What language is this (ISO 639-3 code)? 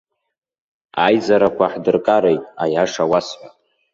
abk